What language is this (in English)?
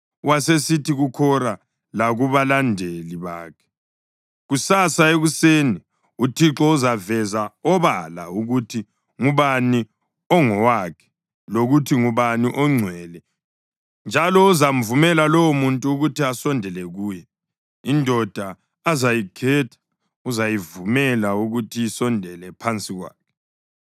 North Ndebele